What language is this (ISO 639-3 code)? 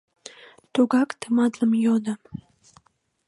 chm